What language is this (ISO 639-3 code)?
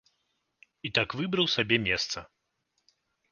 bel